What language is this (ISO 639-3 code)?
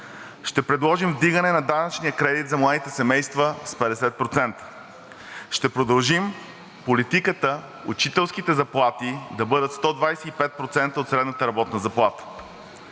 bul